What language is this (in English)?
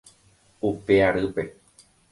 Guarani